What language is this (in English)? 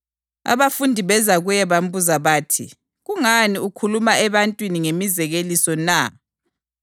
North Ndebele